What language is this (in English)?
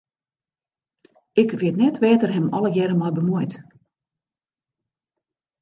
Western Frisian